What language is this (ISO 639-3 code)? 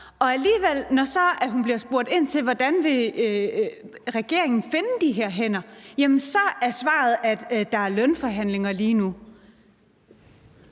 dan